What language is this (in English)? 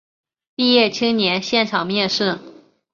Chinese